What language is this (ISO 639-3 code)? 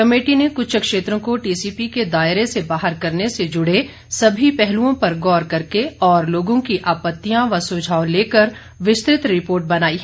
hin